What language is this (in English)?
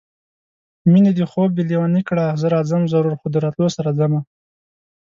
Pashto